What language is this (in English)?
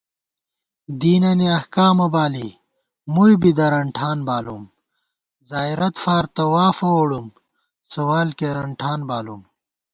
Gawar-Bati